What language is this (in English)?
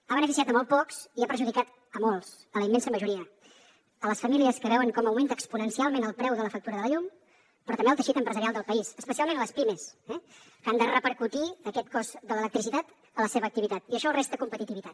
Catalan